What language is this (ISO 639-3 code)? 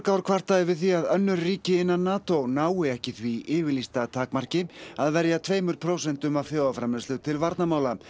isl